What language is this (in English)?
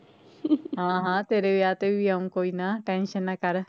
Punjabi